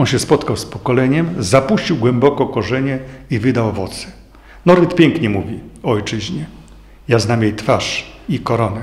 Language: Polish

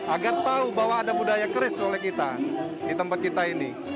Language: Indonesian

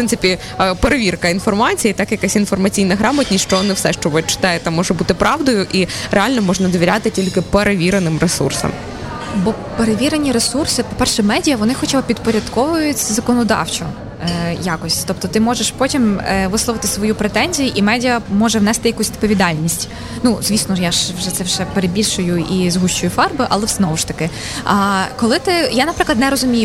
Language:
Ukrainian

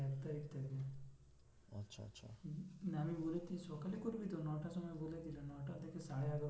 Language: Bangla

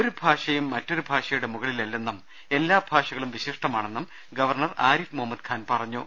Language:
Malayalam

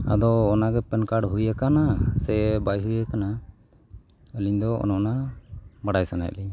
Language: Santali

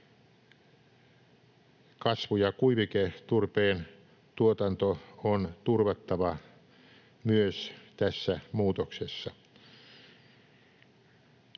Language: Finnish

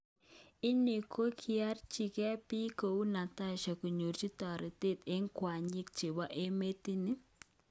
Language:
Kalenjin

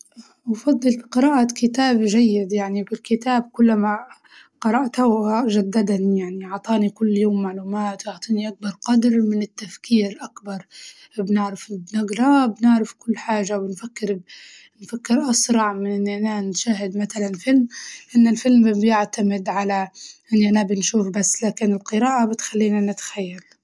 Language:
Libyan Arabic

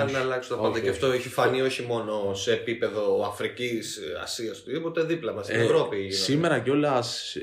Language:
Greek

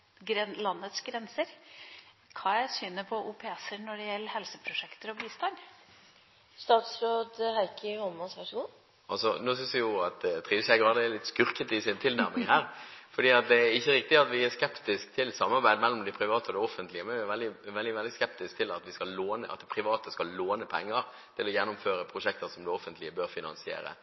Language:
Norwegian Bokmål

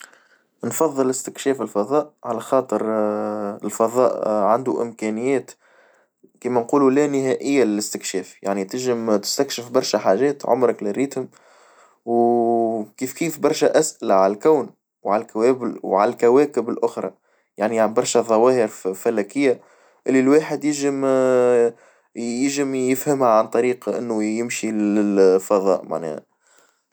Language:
Tunisian Arabic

